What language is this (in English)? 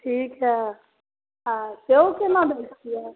Maithili